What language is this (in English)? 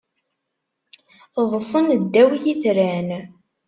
Kabyle